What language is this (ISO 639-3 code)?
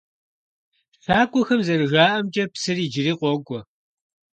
kbd